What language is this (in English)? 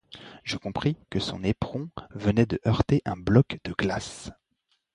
French